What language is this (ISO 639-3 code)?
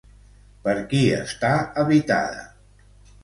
cat